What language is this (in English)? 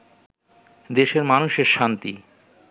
Bangla